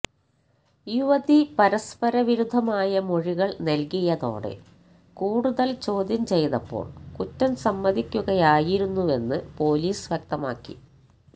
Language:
Malayalam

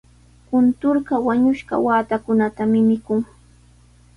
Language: Sihuas Ancash Quechua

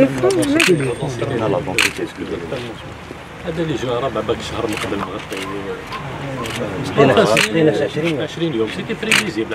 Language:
Arabic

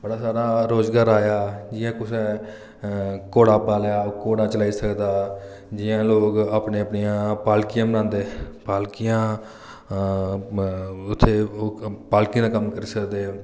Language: Dogri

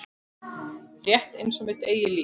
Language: Icelandic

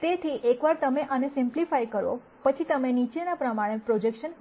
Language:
Gujarati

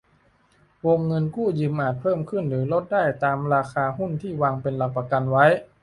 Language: Thai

